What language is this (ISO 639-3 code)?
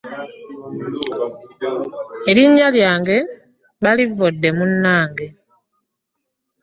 lug